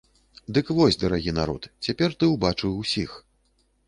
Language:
Belarusian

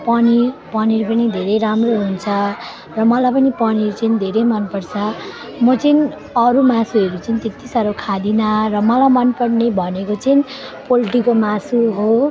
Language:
Nepali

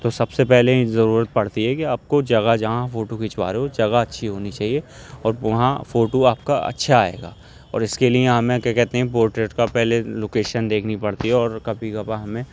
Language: Urdu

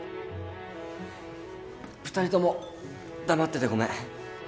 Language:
Japanese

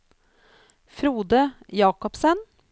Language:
Norwegian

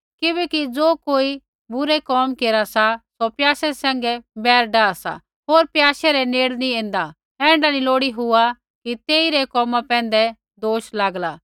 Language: Kullu Pahari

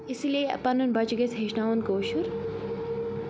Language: Kashmiri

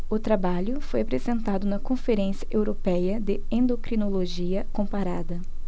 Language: Portuguese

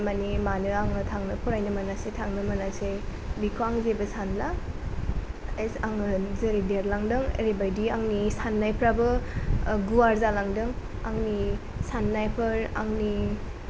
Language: Bodo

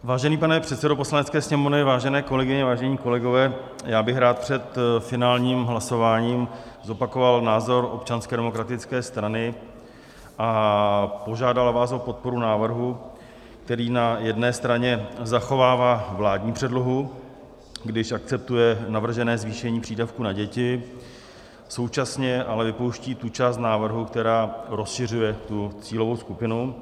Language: Czech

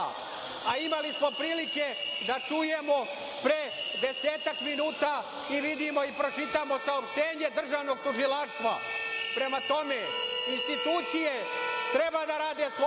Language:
Serbian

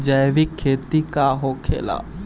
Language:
Bhojpuri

